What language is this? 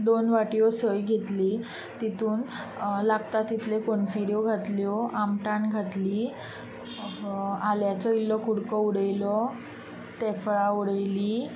Konkani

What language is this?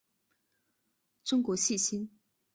Chinese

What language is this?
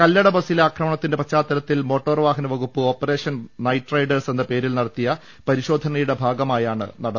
Malayalam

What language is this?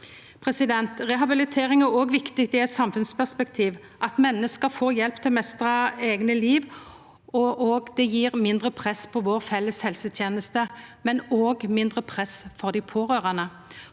Norwegian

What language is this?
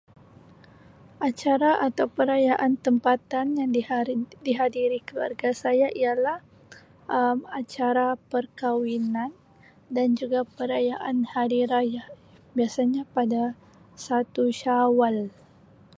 Sabah Malay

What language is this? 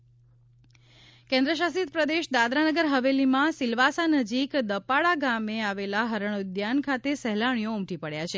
Gujarati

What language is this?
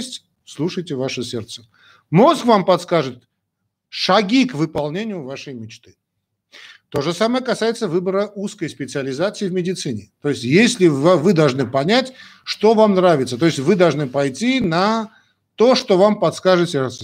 Russian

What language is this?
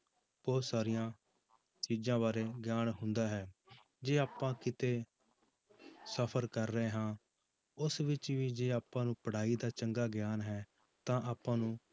Punjabi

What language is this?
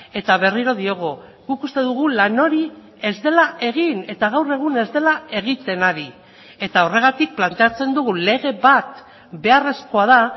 Basque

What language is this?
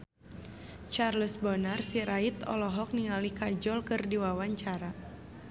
Sundanese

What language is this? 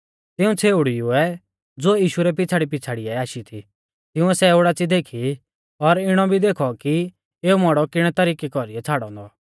Mahasu Pahari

